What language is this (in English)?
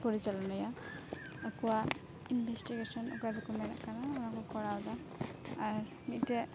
Santali